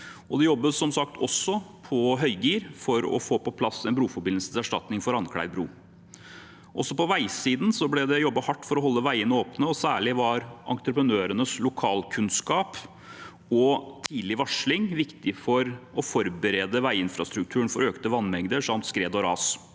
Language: Norwegian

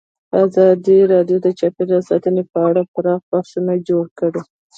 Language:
Pashto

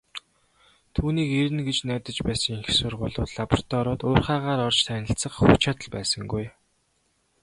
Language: Mongolian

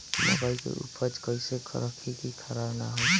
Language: Bhojpuri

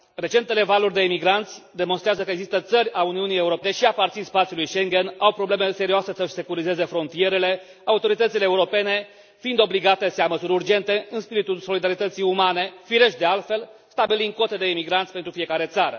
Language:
Romanian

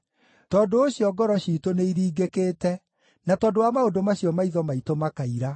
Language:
Kikuyu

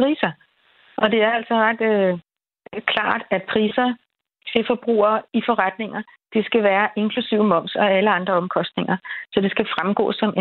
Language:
Danish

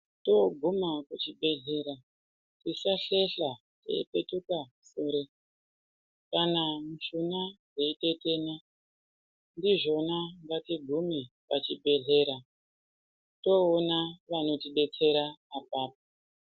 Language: Ndau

